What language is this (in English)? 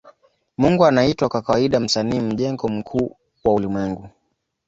Swahili